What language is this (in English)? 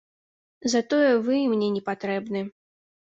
Belarusian